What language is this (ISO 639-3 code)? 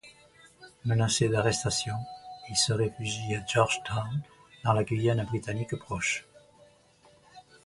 fra